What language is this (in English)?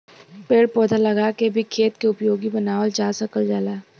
Bhojpuri